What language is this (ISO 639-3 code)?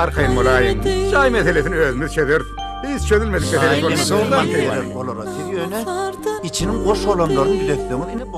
tur